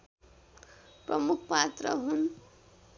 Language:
Nepali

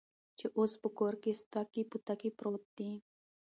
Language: Pashto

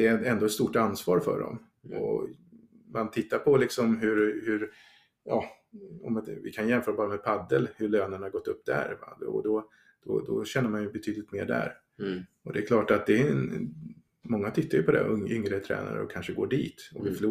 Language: Swedish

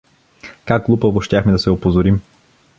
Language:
Bulgarian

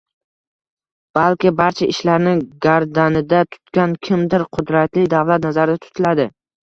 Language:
Uzbek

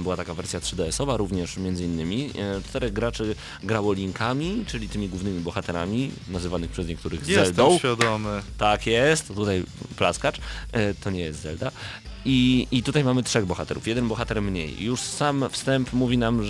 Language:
Polish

